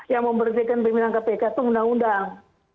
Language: Indonesian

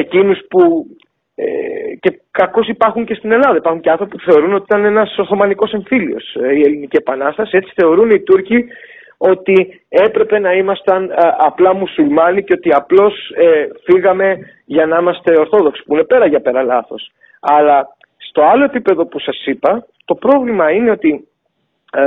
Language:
Greek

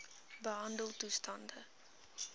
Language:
Afrikaans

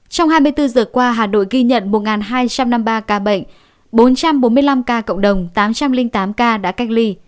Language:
Vietnamese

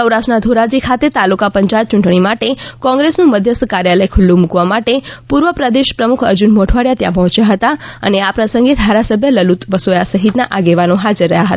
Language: Gujarati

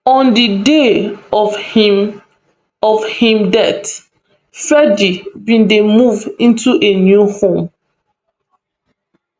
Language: Nigerian Pidgin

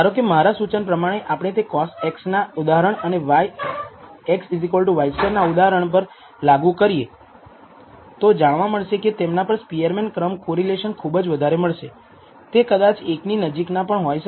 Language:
Gujarati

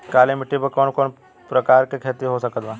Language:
Bhojpuri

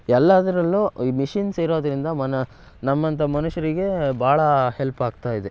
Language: Kannada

